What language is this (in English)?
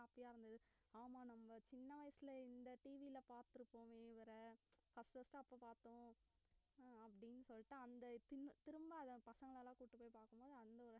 Tamil